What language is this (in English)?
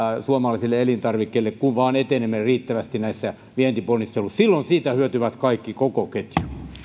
Finnish